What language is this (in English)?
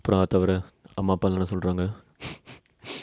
English